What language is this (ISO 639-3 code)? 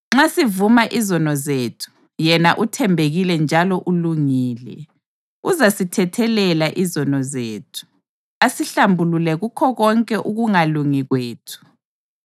nde